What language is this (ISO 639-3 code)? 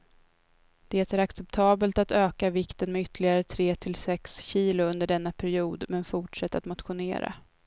swe